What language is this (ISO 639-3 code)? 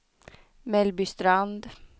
swe